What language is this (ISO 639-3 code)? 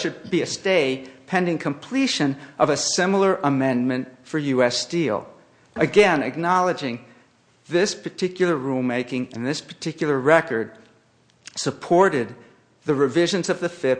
eng